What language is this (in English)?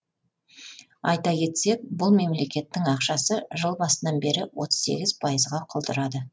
Kazakh